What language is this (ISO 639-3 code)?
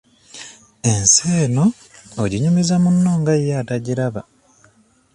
lug